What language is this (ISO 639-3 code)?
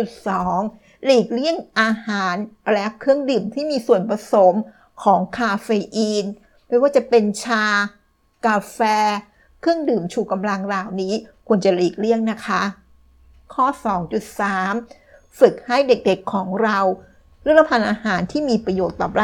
tha